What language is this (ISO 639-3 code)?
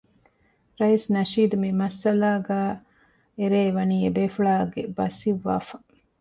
div